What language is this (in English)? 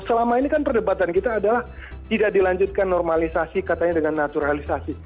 Indonesian